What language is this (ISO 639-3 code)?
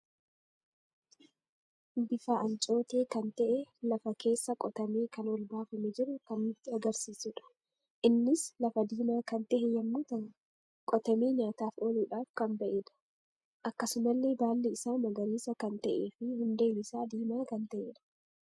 orm